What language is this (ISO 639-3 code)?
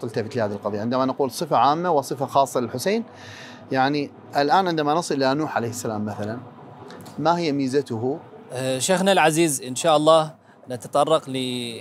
ara